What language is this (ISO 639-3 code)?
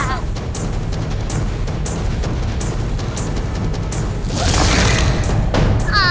ind